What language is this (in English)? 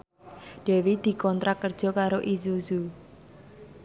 Javanese